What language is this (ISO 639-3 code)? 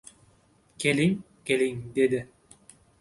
uzb